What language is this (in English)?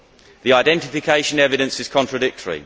English